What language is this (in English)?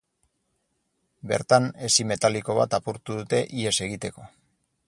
Basque